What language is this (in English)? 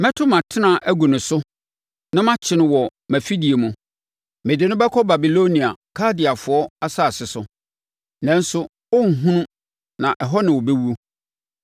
Akan